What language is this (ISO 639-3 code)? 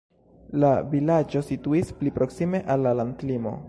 epo